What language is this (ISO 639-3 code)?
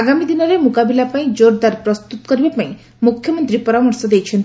ori